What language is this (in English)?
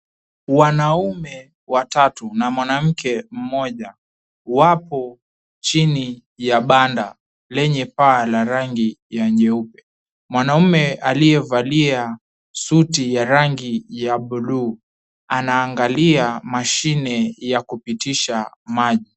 Swahili